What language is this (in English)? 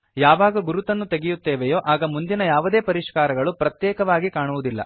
Kannada